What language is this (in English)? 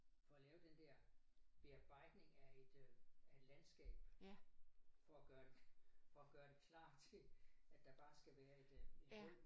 Danish